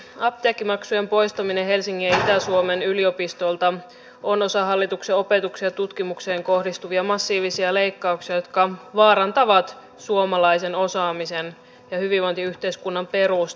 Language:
Finnish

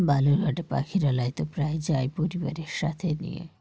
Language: Bangla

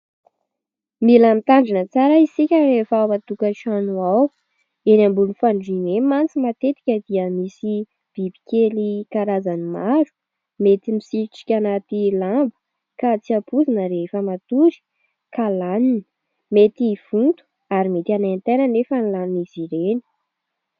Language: Malagasy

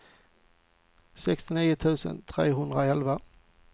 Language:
Swedish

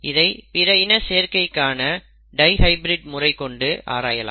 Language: Tamil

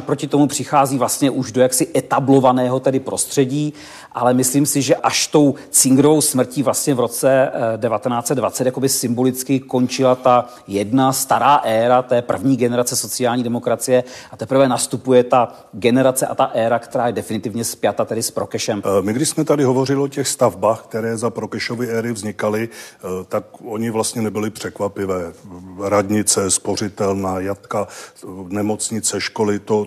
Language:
Czech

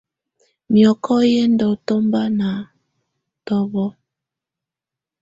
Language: Tunen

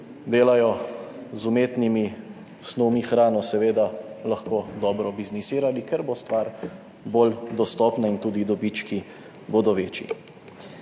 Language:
Slovenian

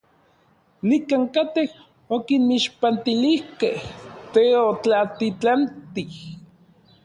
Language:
Orizaba Nahuatl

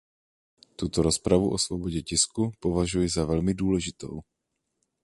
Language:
Czech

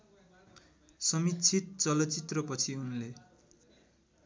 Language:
Nepali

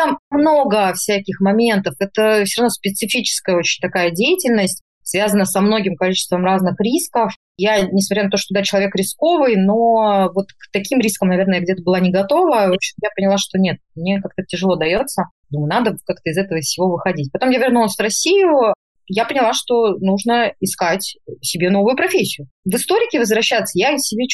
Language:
Russian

